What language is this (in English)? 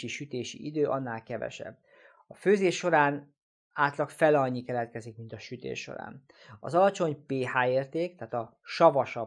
Hungarian